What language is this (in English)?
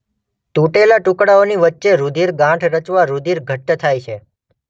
Gujarati